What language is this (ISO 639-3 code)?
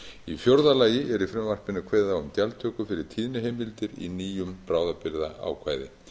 isl